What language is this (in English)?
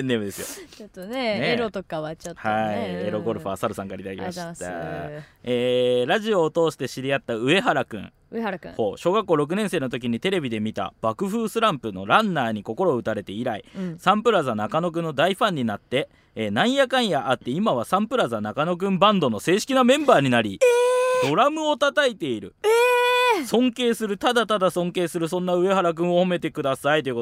Japanese